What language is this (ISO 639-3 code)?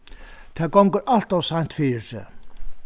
fao